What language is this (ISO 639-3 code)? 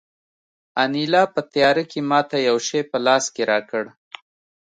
pus